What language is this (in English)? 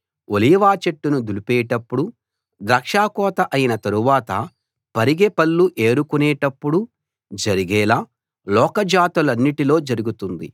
Telugu